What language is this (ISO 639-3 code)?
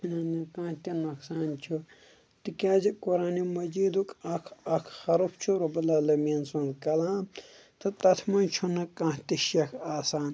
kas